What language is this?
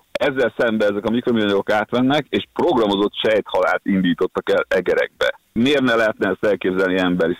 Hungarian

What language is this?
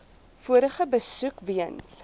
Afrikaans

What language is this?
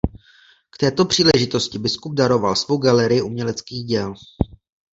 Czech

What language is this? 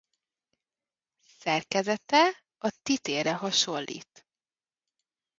Hungarian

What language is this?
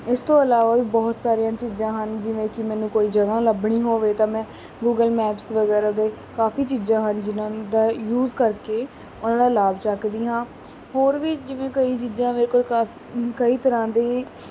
Punjabi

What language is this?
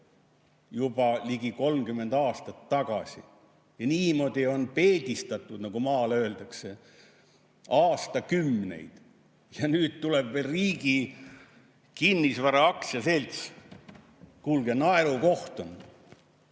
Estonian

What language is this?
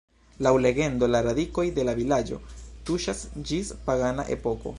Esperanto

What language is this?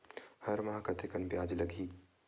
Chhattisgarhi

